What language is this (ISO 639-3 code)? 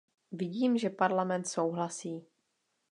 ces